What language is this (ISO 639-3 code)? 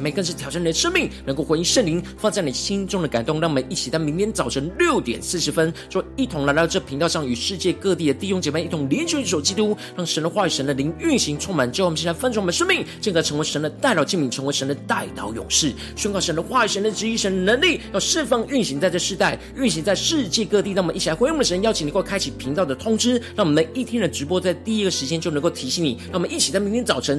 zho